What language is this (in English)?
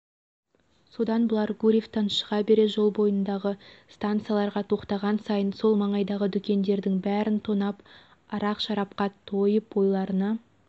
Kazakh